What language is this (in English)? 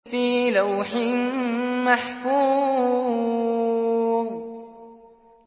Arabic